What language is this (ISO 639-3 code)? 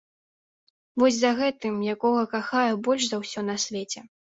bel